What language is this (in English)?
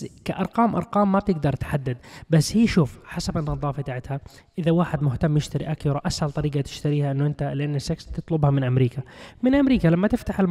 Arabic